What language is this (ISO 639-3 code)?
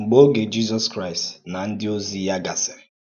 ibo